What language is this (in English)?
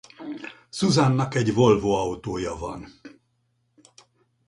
Hungarian